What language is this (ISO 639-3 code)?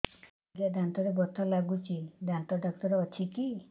ori